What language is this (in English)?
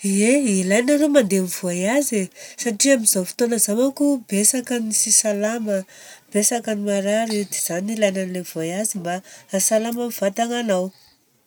Southern Betsimisaraka Malagasy